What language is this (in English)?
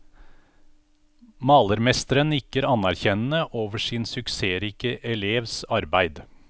Norwegian